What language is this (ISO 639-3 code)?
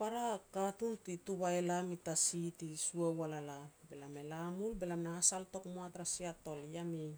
pex